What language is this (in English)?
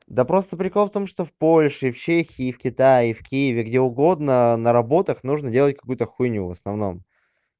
Russian